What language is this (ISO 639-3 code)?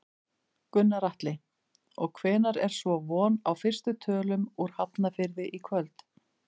isl